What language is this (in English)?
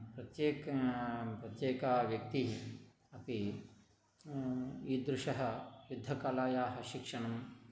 Sanskrit